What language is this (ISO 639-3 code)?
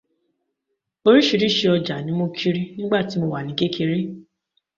yor